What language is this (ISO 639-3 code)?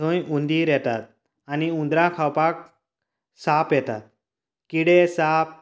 kok